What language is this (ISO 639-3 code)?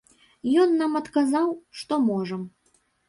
bel